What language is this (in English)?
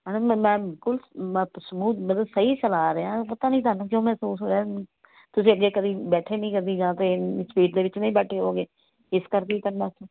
Punjabi